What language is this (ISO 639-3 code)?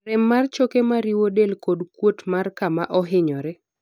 luo